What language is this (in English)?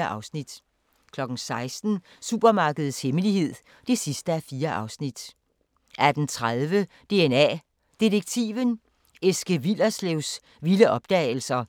Danish